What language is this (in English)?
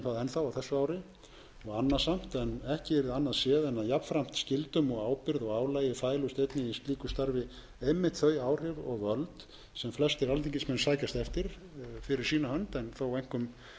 Icelandic